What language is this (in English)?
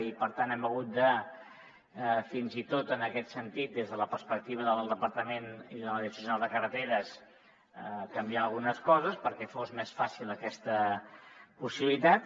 Catalan